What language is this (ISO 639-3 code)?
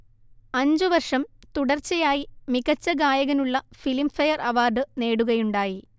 mal